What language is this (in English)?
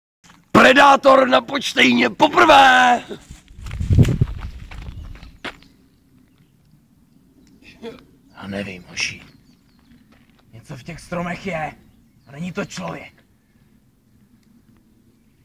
Czech